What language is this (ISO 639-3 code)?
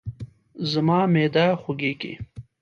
pus